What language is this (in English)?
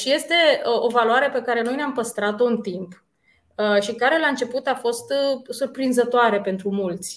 Romanian